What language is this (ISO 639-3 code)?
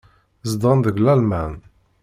kab